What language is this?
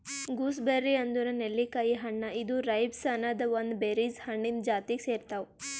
Kannada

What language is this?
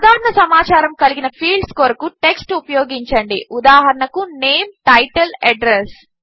Telugu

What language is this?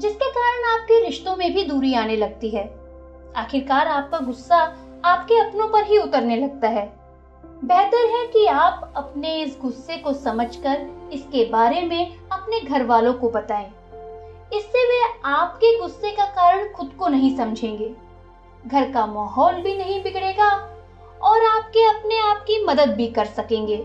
Hindi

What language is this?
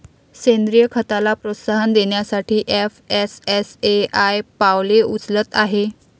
Marathi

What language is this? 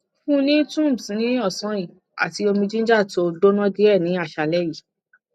Yoruba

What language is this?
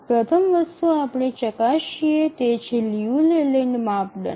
Gujarati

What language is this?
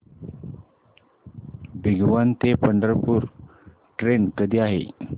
Marathi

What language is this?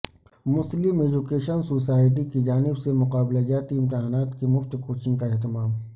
Urdu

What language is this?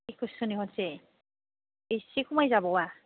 Bodo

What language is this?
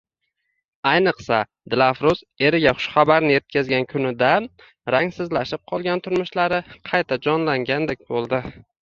Uzbek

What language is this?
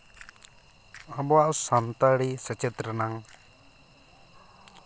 Santali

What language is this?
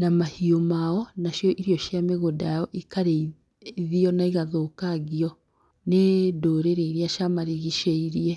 Kikuyu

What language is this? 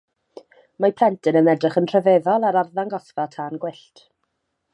Welsh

